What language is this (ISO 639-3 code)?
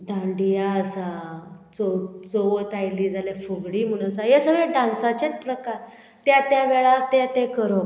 kok